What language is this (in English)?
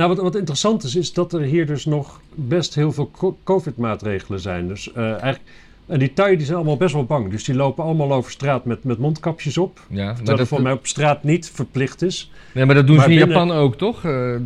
Dutch